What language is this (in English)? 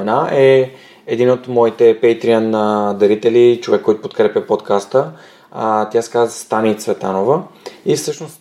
Bulgarian